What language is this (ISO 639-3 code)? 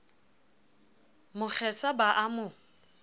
sot